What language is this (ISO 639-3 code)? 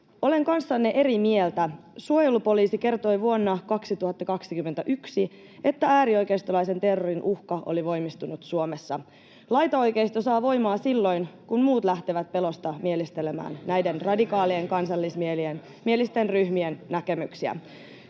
fin